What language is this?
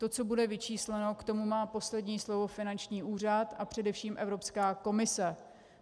Czech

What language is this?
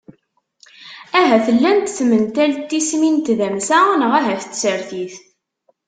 Kabyle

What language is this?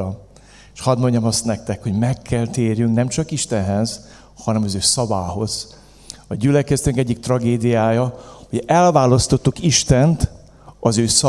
Hungarian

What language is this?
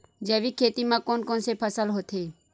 Chhattisgarhi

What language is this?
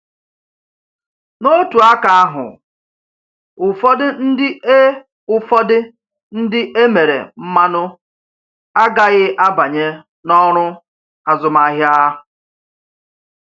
Igbo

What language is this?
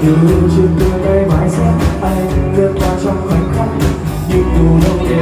Vietnamese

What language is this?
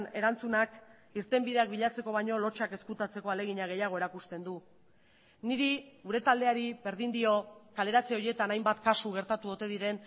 Basque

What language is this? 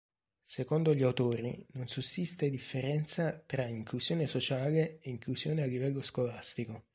Italian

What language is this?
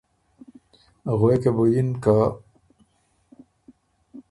Ormuri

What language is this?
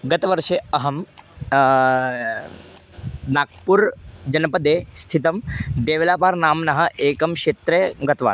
Sanskrit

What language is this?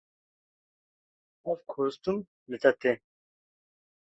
Kurdish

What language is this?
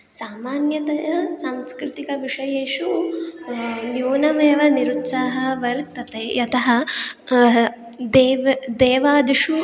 Sanskrit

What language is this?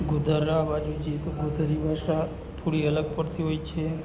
Gujarati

